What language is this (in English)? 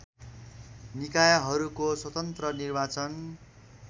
Nepali